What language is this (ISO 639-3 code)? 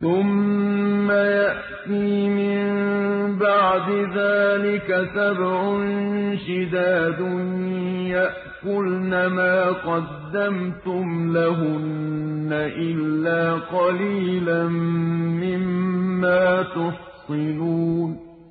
ara